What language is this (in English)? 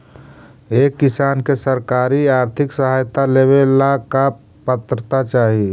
Magahi